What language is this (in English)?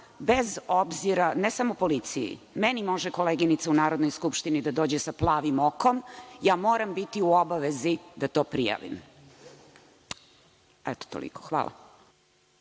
Serbian